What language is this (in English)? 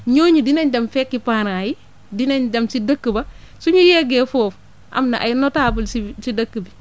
Wolof